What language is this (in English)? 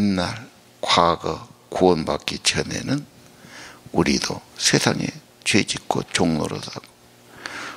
Korean